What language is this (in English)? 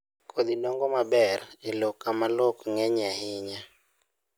Luo (Kenya and Tanzania)